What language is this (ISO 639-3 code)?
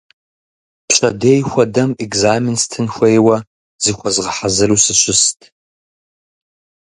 kbd